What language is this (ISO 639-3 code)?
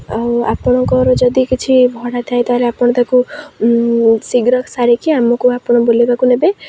ori